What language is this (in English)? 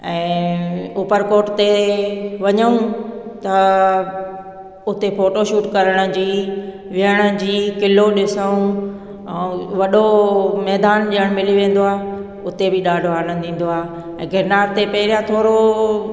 Sindhi